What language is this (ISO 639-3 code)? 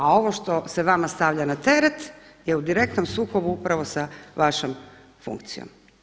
hrv